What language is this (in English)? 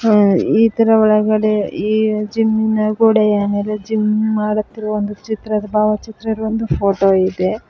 Kannada